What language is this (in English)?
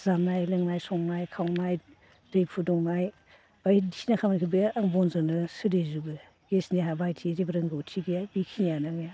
Bodo